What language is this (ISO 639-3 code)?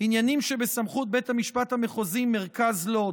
heb